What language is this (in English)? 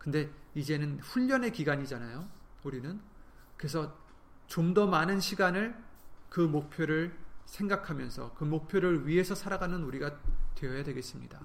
Korean